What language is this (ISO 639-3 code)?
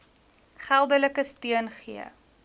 afr